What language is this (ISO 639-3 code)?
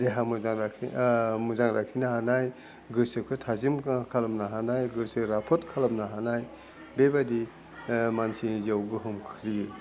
brx